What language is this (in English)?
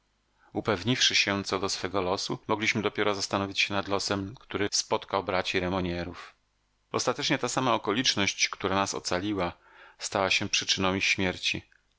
Polish